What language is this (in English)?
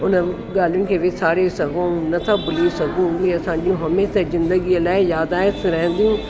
Sindhi